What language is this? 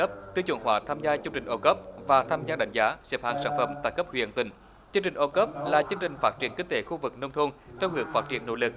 Vietnamese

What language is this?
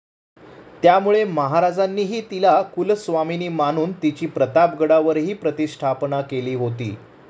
Marathi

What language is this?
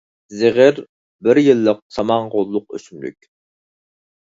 Uyghur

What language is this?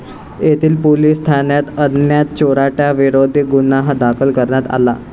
Marathi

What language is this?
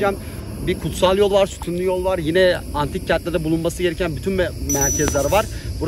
Turkish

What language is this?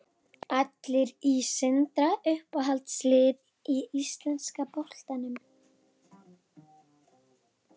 Icelandic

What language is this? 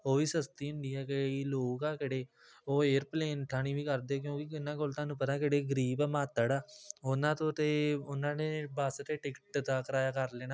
Punjabi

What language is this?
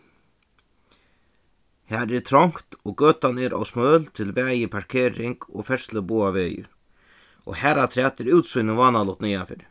Faroese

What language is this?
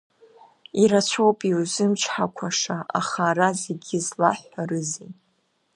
Abkhazian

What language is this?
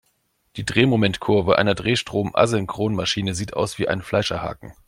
German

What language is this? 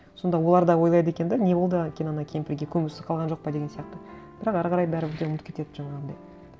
Kazakh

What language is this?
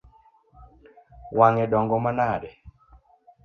Luo (Kenya and Tanzania)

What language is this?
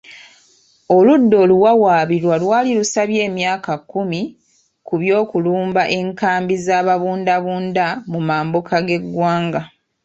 Ganda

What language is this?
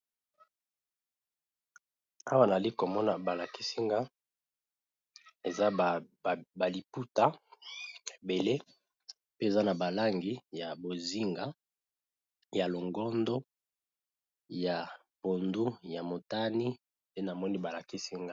Lingala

